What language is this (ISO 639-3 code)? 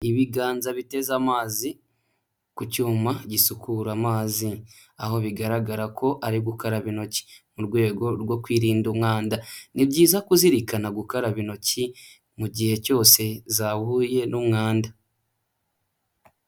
kin